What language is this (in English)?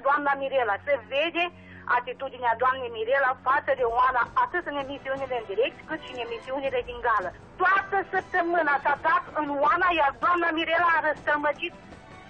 Romanian